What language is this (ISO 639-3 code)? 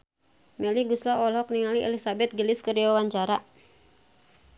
sun